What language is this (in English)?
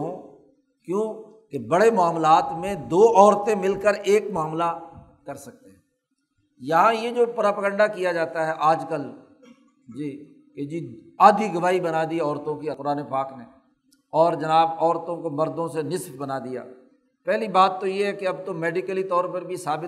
Urdu